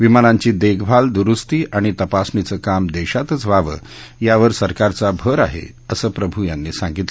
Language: Marathi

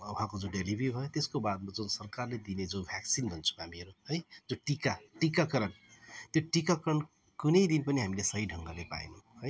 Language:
Nepali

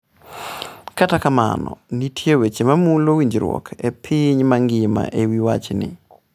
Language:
Luo (Kenya and Tanzania)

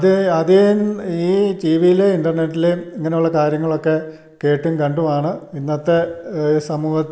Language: Malayalam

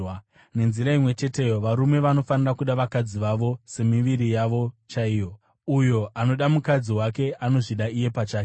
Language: Shona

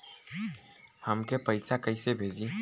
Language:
Bhojpuri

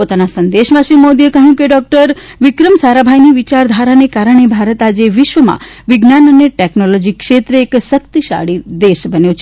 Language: Gujarati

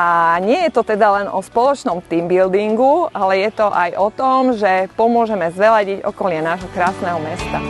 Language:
Slovak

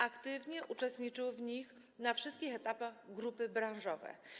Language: Polish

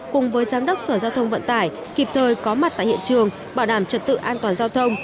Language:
Vietnamese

